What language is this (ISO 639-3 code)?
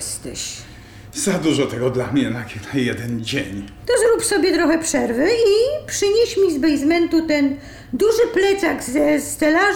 pol